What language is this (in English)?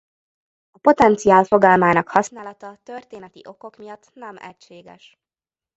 Hungarian